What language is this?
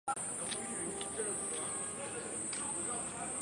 Chinese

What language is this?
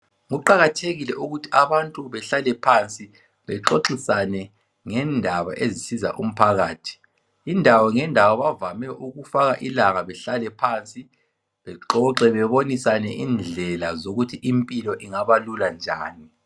North Ndebele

